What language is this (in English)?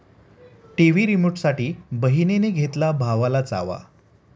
Marathi